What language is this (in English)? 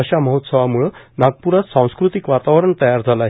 Marathi